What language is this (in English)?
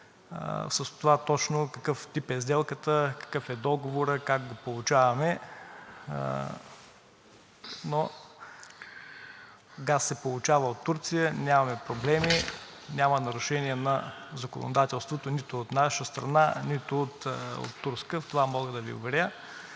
Bulgarian